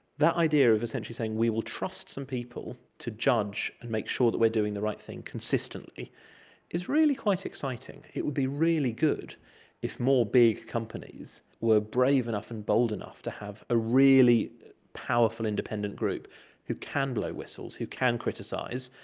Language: English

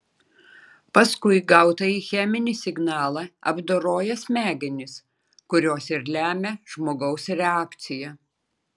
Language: Lithuanian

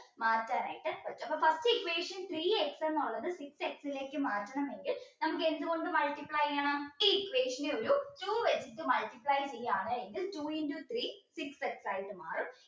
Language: Malayalam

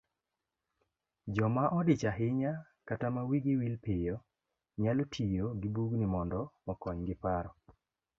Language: Luo (Kenya and Tanzania)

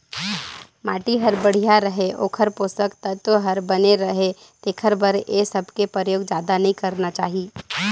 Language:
Chhattisgarhi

